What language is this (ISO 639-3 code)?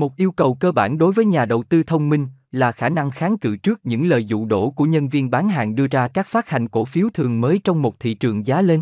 vie